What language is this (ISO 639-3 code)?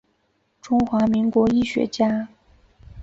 zho